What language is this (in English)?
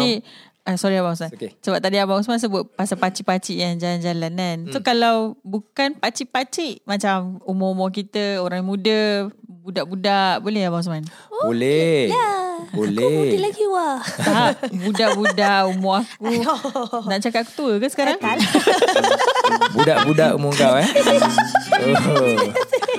Malay